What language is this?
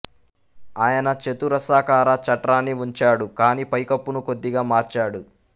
Telugu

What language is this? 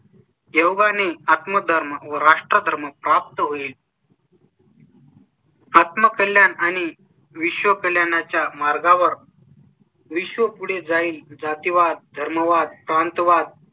Marathi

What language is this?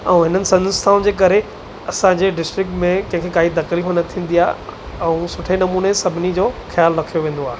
Sindhi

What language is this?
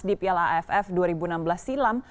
Indonesian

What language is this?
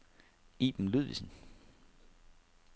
Danish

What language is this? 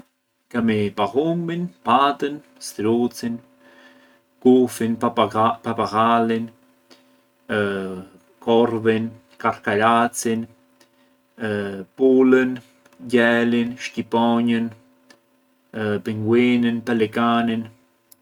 Arbëreshë Albanian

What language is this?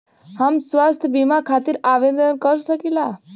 Bhojpuri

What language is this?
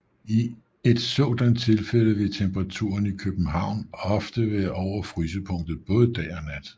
Danish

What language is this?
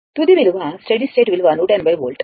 Telugu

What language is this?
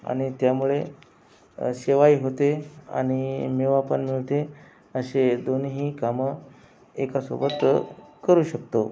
Marathi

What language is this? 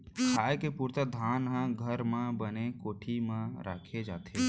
Chhattisgarhi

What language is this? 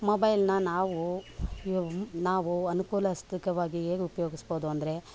Kannada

